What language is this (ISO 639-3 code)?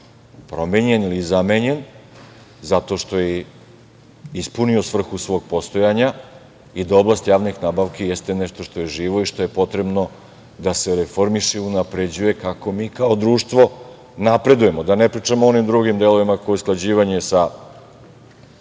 srp